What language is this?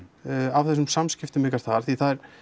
Icelandic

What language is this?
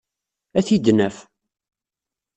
Kabyle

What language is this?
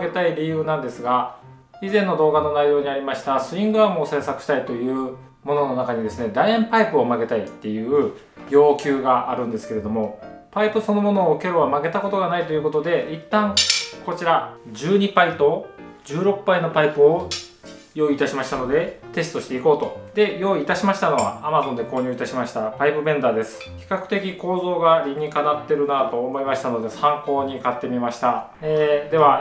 Japanese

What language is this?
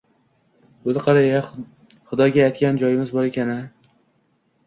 Uzbek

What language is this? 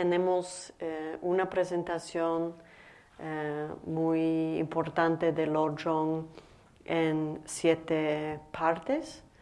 Spanish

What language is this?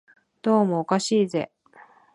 Japanese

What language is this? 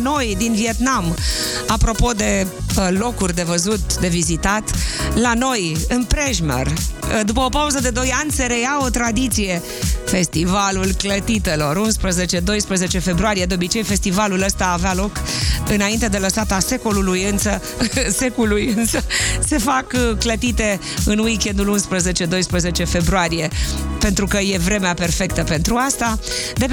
Romanian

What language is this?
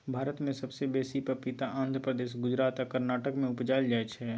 Maithili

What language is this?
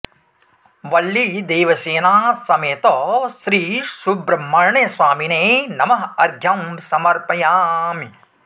Sanskrit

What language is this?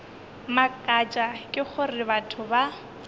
Northern Sotho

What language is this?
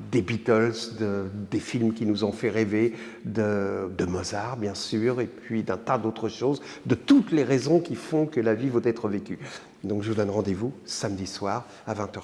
French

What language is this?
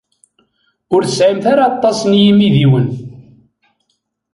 Kabyle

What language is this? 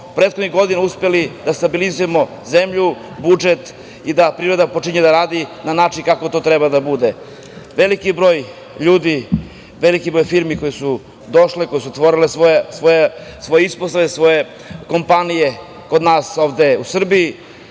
Serbian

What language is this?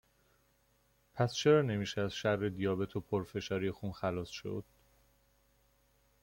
Persian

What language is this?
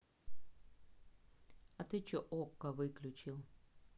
Russian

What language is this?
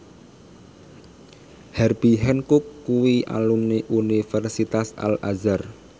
Javanese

